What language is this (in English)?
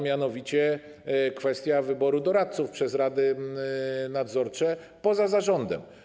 Polish